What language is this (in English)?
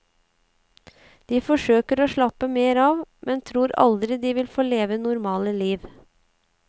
Norwegian